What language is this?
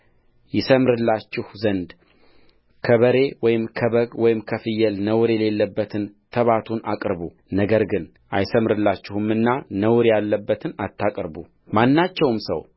Amharic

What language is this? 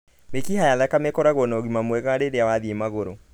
Kikuyu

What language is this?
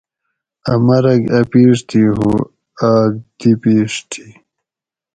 Gawri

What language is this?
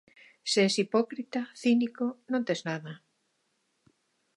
Galician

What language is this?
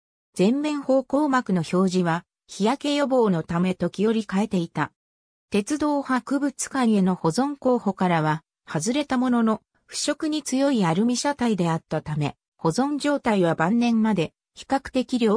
Japanese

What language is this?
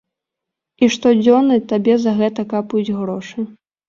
Belarusian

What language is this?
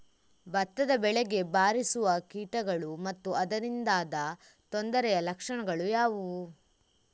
Kannada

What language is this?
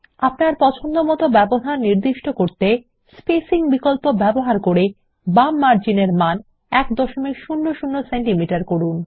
Bangla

